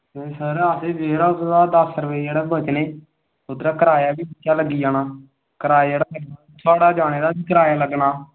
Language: Dogri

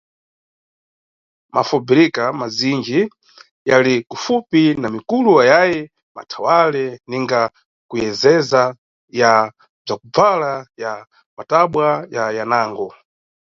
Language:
Nyungwe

